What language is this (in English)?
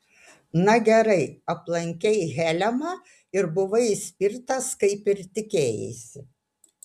Lithuanian